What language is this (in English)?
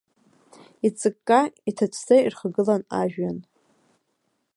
Abkhazian